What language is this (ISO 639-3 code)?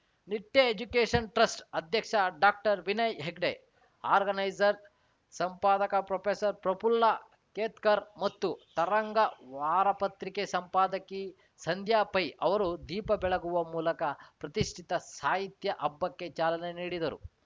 kan